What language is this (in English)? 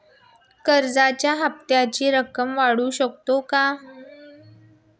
Marathi